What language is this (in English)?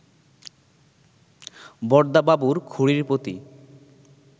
Bangla